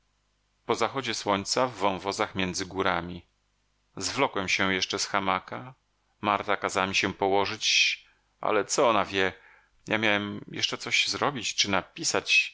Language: Polish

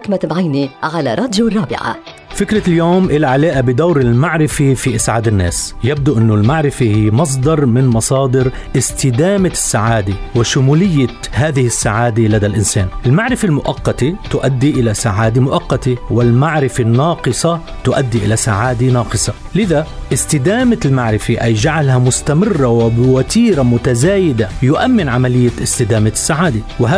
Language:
Arabic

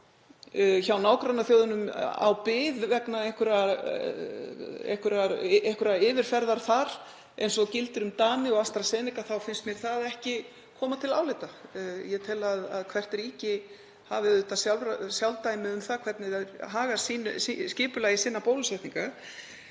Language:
Icelandic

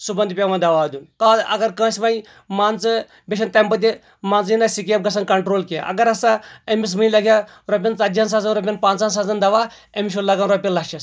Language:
Kashmiri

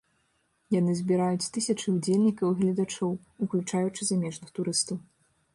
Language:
Belarusian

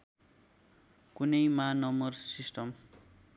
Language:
Nepali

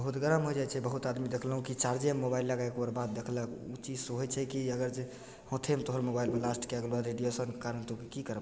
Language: Maithili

